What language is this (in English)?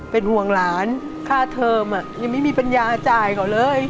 Thai